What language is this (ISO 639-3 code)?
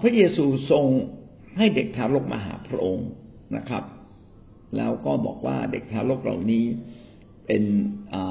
tha